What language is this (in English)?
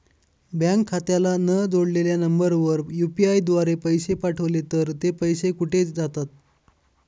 Marathi